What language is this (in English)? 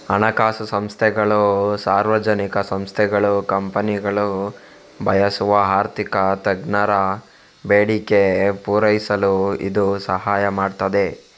Kannada